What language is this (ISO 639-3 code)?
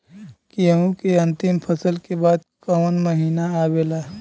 bho